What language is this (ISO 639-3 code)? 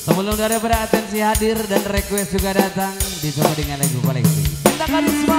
ind